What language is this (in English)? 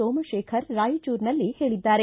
Kannada